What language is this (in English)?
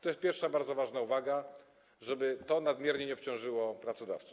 Polish